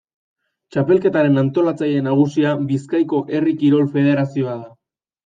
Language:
Basque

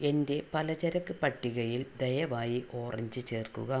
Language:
Malayalam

